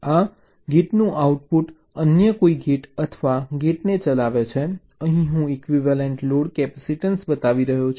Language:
Gujarati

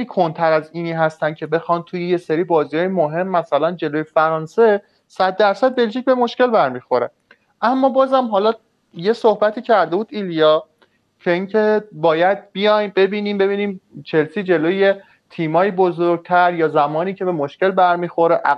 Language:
Persian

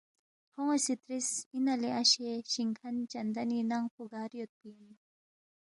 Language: Balti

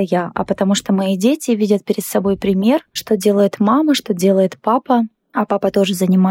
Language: Russian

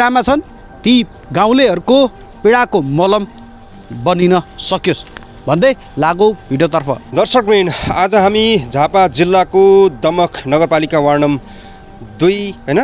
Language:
Romanian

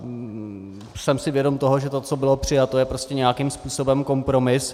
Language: Czech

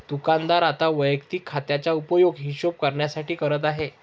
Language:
Marathi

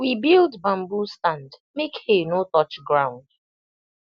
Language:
Nigerian Pidgin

